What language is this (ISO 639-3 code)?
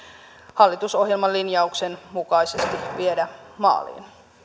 fin